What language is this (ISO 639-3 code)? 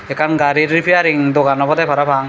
ccp